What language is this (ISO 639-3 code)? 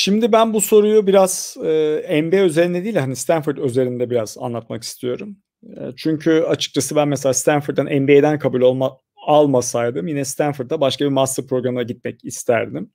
tur